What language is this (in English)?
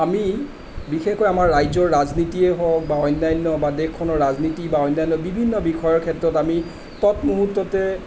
Assamese